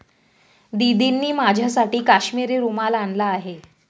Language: Marathi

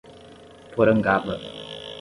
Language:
Portuguese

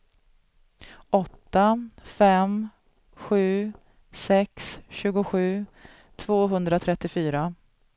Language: Swedish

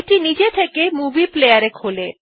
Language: Bangla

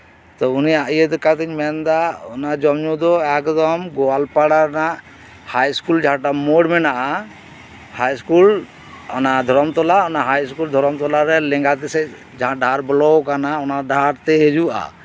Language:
Santali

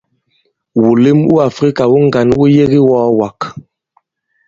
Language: Bankon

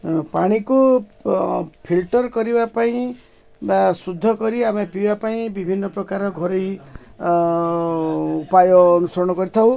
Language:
Odia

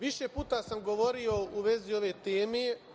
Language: Serbian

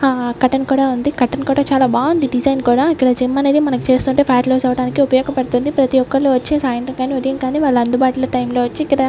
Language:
Telugu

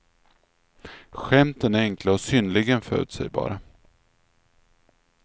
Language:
Swedish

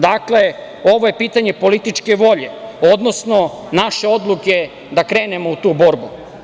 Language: Serbian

